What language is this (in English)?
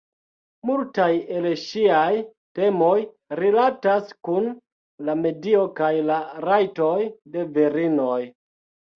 Esperanto